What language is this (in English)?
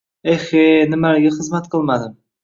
Uzbek